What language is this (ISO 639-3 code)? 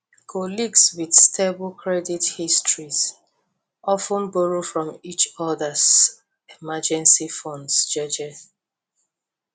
pcm